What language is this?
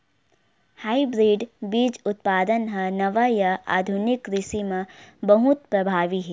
Chhattisgarhi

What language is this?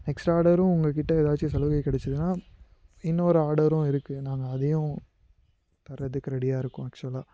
Tamil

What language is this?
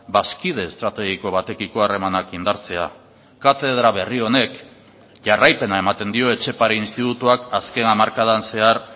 Basque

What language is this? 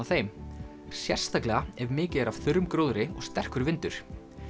Icelandic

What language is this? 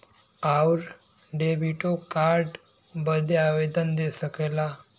Bhojpuri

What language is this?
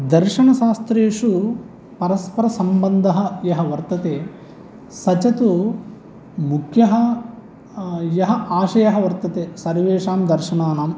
Sanskrit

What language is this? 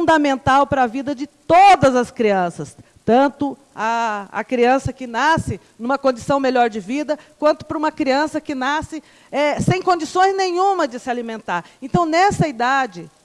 Portuguese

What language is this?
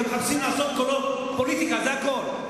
Hebrew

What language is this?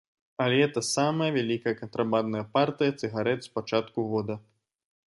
Belarusian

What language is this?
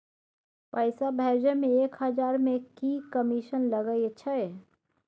Maithili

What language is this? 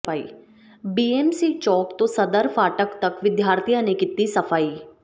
Punjabi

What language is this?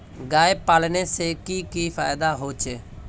Magahi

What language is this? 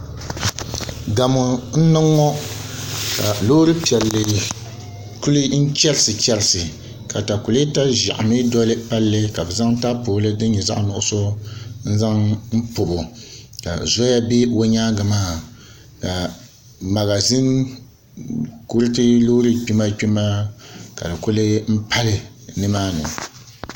Dagbani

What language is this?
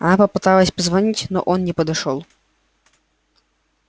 Russian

